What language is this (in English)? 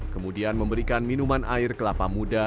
Indonesian